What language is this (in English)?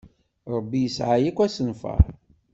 Kabyle